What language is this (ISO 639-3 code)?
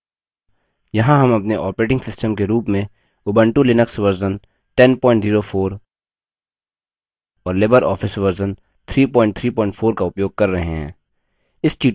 hin